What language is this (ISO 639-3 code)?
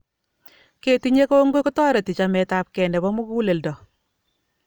kln